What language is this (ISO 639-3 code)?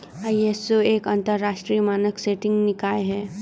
hin